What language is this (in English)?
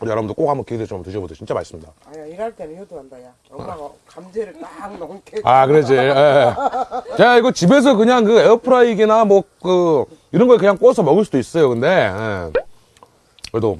Korean